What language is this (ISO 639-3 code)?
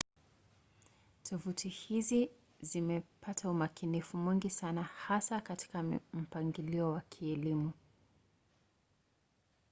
swa